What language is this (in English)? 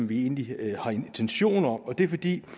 Danish